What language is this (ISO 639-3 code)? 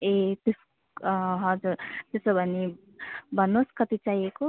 nep